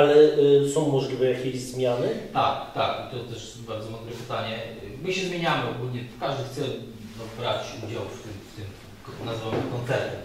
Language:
Polish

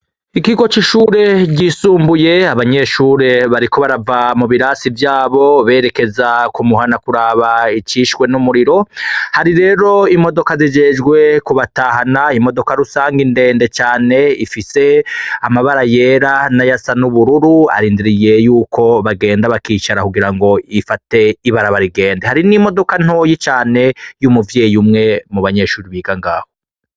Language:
Rundi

